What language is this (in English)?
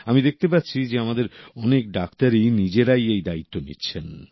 Bangla